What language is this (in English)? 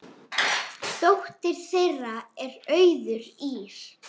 Icelandic